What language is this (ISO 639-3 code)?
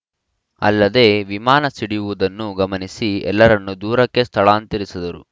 kan